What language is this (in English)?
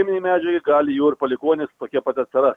Lithuanian